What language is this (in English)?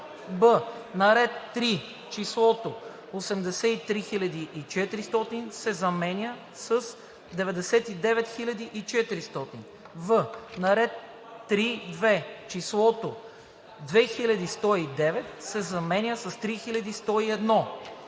Bulgarian